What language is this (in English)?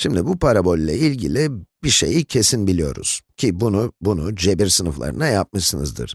Turkish